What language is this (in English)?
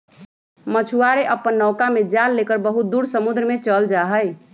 Magahi